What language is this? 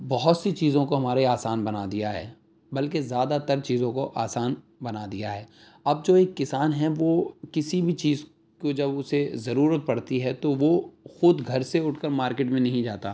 Urdu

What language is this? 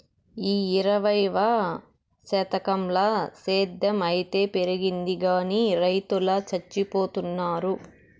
Telugu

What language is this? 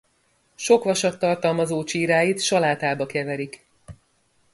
Hungarian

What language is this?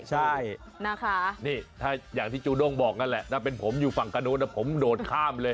Thai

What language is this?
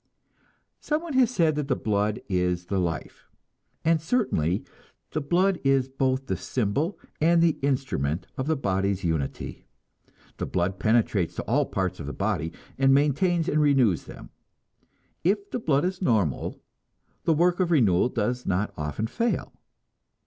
English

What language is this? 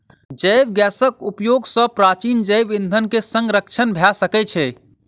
Maithili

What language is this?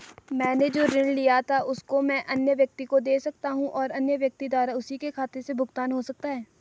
Hindi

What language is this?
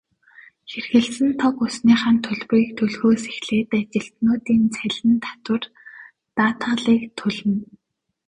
Mongolian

